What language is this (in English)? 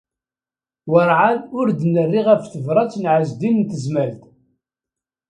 Kabyle